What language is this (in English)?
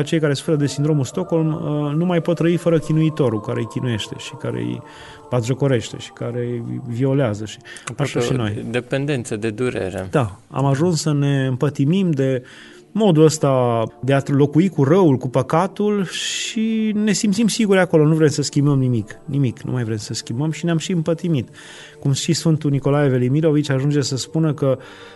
Romanian